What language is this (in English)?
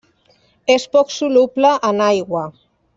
Catalan